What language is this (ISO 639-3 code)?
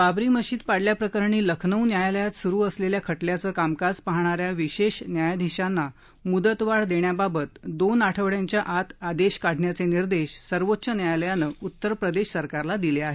mar